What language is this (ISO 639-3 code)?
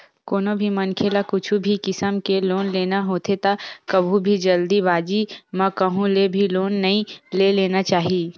hne